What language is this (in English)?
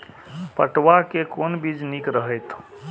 Maithili